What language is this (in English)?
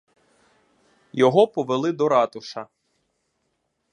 Ukrainian